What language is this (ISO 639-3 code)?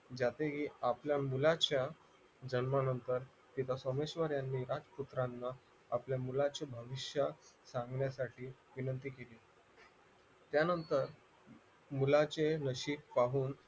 mar